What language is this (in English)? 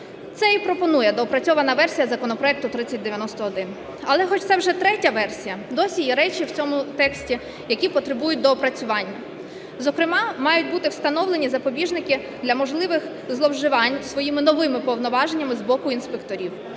Ukrainian